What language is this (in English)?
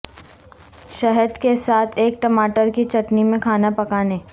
Urdu